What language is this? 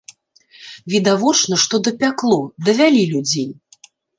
Belarusian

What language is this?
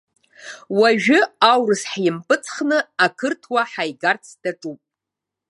Abkhazian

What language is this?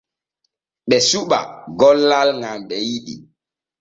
Borgu Fulfulde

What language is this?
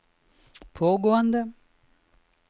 Norwegian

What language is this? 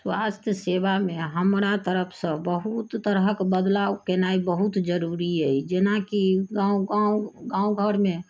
Maithili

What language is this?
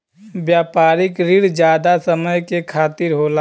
Bhojpuri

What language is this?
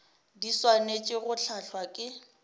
Northern Sotho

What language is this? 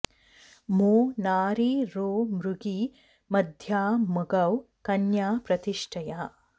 Sanskrit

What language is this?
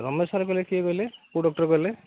Odia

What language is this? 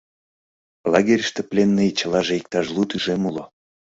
Mari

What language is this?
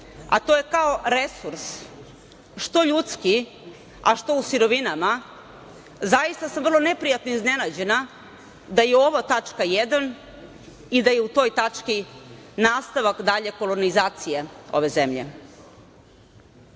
Serbian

